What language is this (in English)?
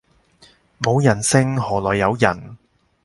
Cantonese